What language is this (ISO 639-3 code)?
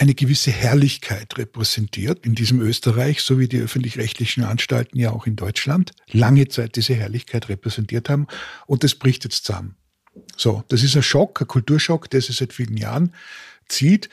deu